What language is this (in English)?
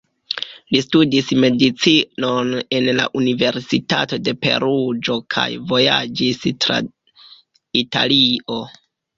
Esperanto